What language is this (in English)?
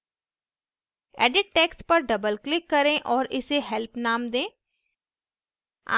Hindi